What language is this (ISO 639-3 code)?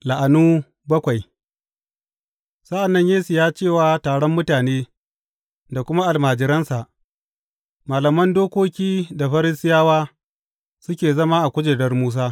hau